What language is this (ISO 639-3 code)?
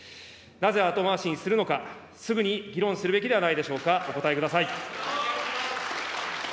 jpn